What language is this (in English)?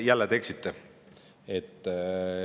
Estonian